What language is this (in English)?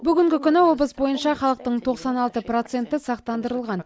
Kazakh